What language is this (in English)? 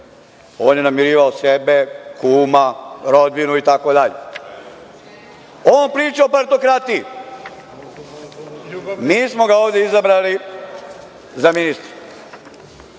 Serbian